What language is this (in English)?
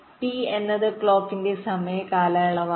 Malayalam